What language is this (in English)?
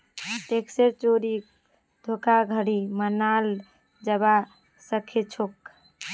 Magahi